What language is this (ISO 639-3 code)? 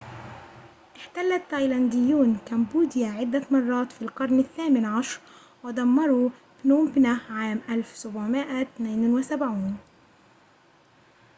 ara